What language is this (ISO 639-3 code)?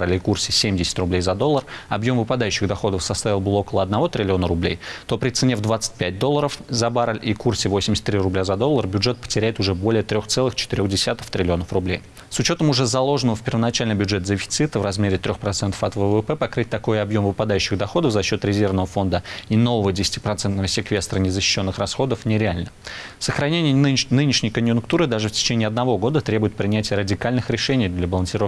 rus